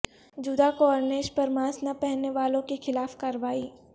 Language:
Urdu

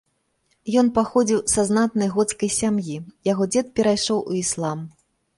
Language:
Belarusian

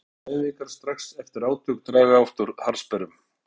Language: Icelandic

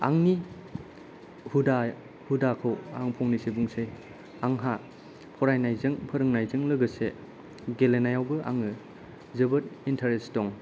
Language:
Bodo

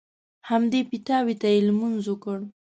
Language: Pashto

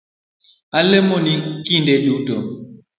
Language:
Luo (Kenya and Tanzania)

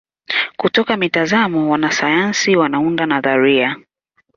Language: Swahili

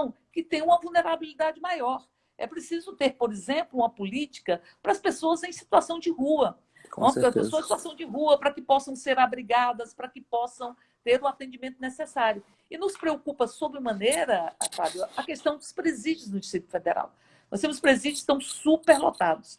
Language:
Portuguese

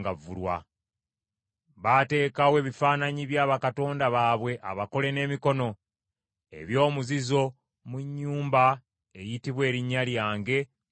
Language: Ganda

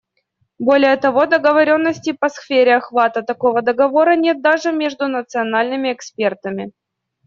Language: Russian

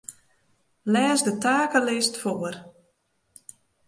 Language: Western Frisian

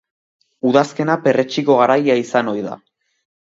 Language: Basque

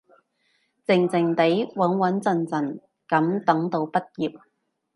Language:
Cantonese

